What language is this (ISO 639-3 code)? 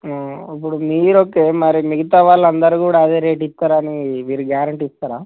tel